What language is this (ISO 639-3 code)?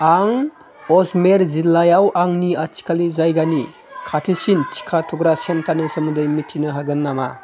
brx